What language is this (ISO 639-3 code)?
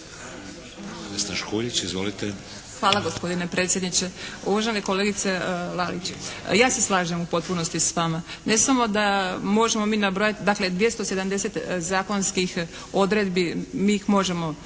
hrv